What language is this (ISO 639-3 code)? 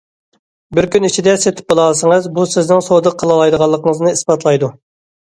uig